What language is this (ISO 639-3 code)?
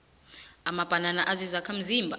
nbl